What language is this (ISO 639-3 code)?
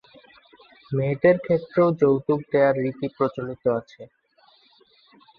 ben